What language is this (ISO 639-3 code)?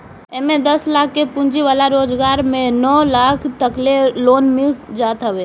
bho